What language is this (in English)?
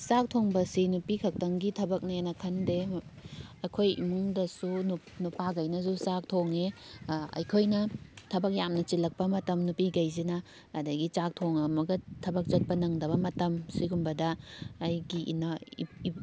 Manipuri